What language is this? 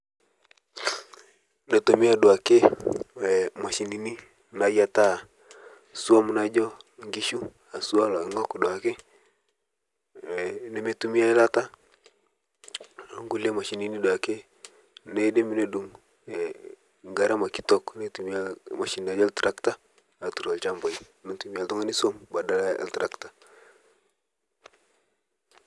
Masai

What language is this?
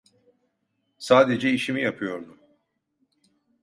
Turkish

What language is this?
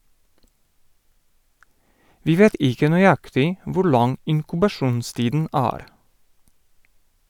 Norwegian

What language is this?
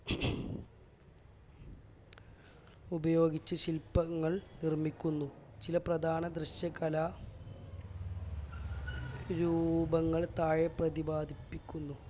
Malayalam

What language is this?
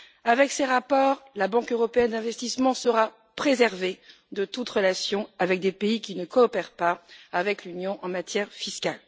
French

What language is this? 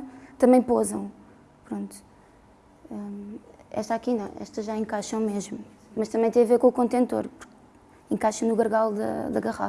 Portuguese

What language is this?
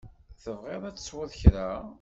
Kabyle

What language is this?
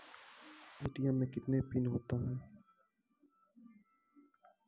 Maithili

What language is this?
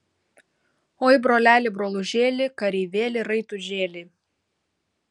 Lithuanian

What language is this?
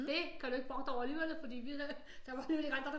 Danish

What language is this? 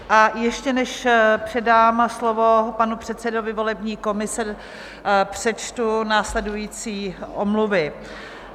Czech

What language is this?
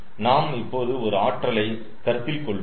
Tamil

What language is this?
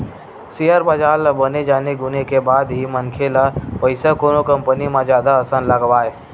Chhattisgarhi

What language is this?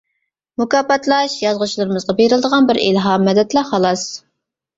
Uyghur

